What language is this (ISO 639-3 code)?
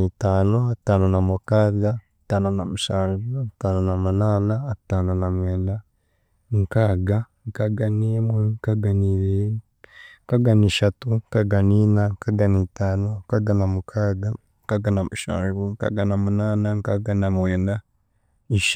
cgg